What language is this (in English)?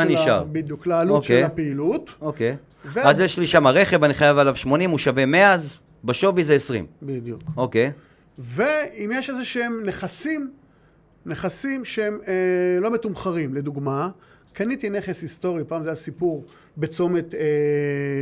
Hebrew